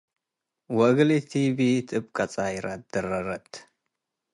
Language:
Tigre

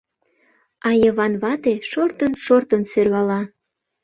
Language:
Mari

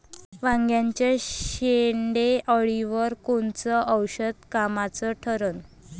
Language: Marathi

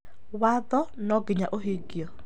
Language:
Kikuyu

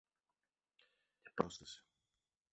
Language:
Greek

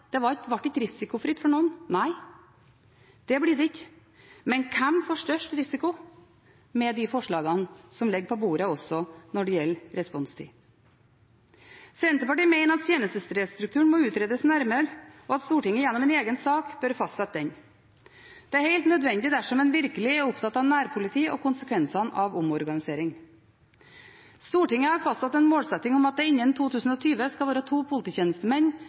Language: Norwegian Bokmål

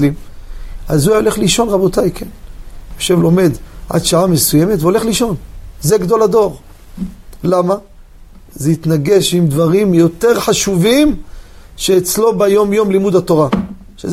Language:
Hebrew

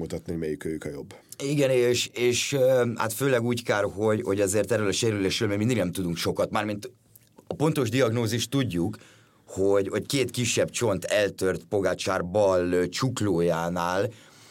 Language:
Hungarian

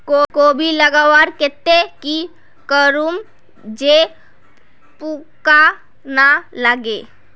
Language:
Magahi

